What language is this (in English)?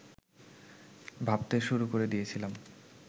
Bangla